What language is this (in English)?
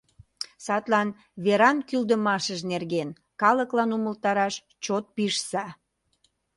Mari